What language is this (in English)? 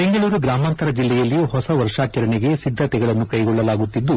Kannada